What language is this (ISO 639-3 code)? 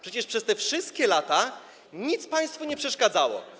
pol